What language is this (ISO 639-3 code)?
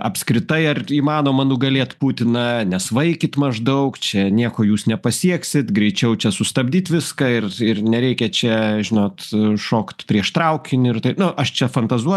lit